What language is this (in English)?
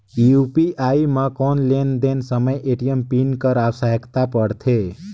Chhattisgarhi